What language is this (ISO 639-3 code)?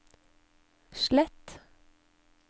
nor